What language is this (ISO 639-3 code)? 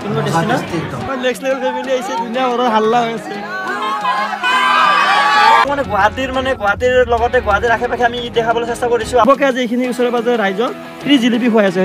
ind